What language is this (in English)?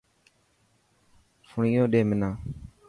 Dhatki